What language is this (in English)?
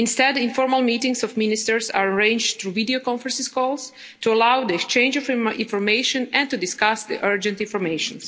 English